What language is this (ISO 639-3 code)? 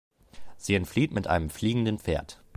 deu